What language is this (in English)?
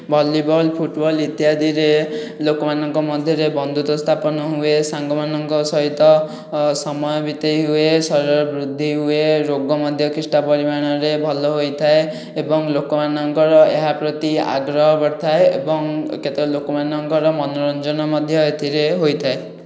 Odia